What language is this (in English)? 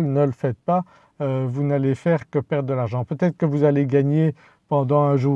French